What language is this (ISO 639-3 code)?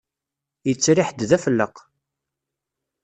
kab